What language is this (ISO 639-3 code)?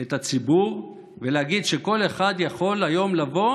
heb